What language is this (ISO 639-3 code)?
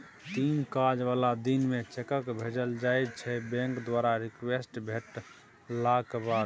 mai